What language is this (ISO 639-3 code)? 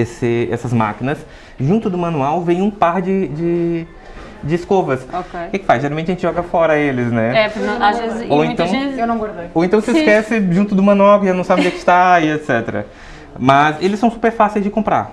por